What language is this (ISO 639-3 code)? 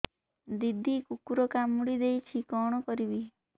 ori